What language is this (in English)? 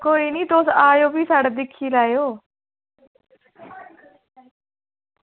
Dogri